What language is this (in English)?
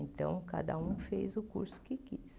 Portuguese